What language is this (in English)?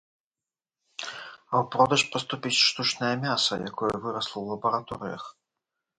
Belarusian